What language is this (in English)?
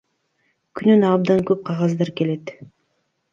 Kyrgyz